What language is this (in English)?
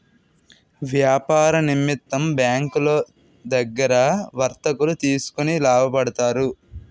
Telugu